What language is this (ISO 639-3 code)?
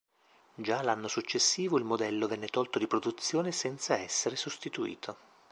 ita